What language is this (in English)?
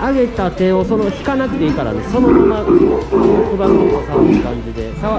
Japanese